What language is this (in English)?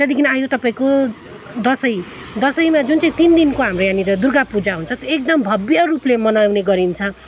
Nepali